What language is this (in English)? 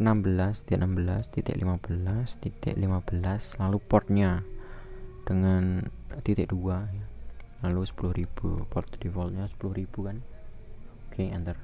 Indonesian